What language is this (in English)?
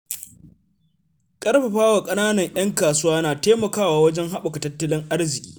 Hausa